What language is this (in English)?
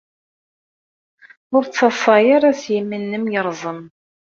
Kabyle